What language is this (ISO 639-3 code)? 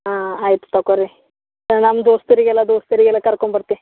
kan